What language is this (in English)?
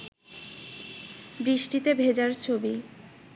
Bangla